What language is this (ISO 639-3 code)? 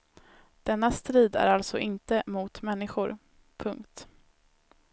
swe